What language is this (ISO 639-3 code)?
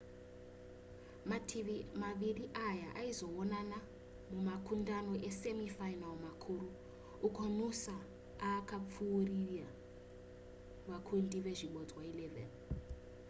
sna